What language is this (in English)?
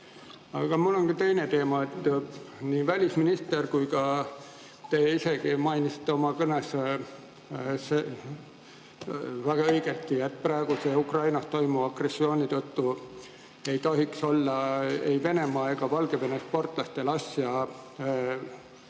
Estonian